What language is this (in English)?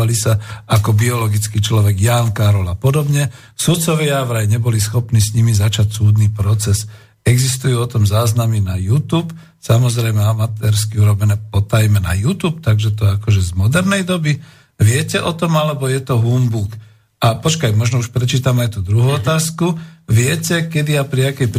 Slovak